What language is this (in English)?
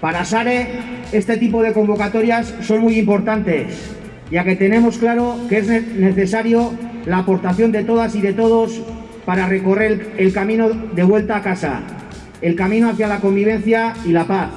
Spanish